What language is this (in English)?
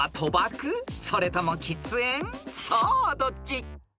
Japanese